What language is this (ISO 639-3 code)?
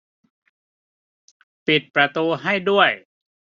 tha